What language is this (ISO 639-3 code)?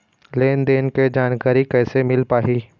hne